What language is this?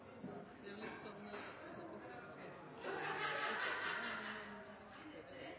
Norwegian Nynorsk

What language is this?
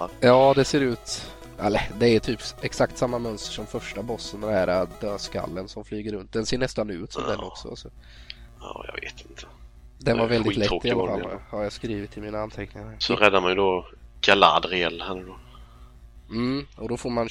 Swedish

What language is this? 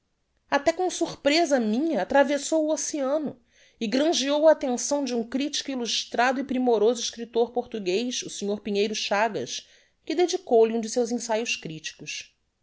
Portuguese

